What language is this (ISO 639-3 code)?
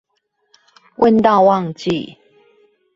zho